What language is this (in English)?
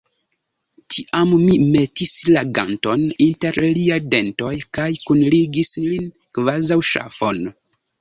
Esperanto